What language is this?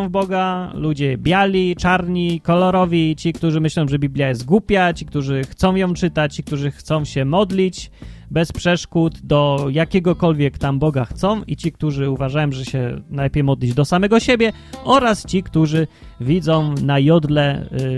Polish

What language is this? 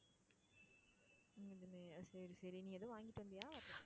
Tamil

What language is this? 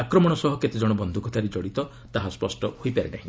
Odia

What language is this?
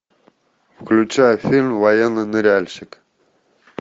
Russian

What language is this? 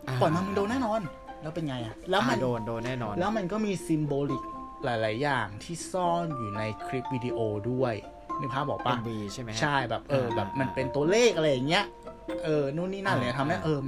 Thai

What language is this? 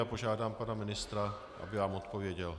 Czech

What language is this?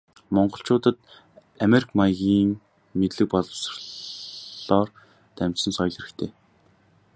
Mongolian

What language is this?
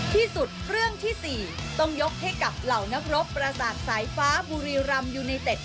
Thai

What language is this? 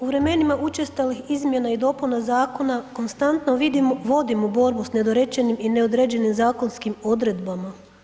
Croatian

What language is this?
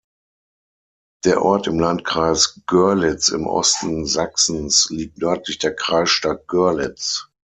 German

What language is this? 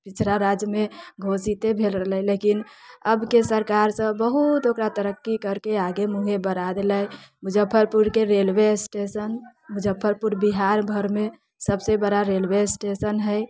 Maithili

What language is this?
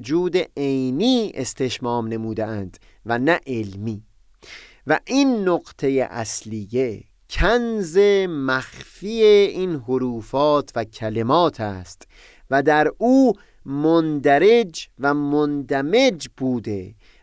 Persian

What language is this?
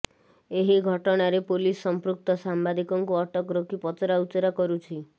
Odia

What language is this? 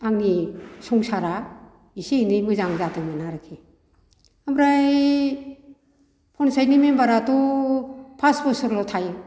Bodo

